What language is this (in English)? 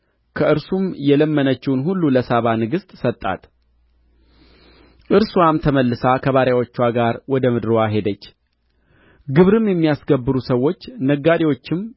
Amharic